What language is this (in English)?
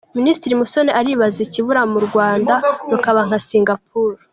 Kinyarwanda